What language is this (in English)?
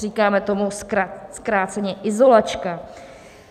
Czech